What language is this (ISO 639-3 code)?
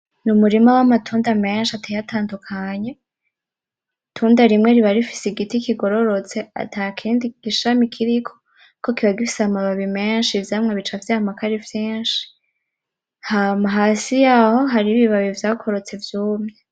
run